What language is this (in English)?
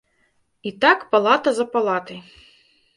Belarusian